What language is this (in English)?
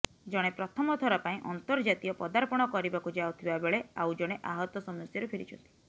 Odia